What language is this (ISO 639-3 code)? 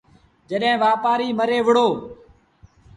sbn